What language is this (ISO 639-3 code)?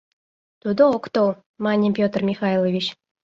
chm